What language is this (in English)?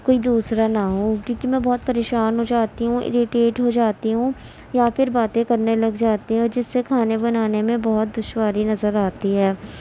Urdu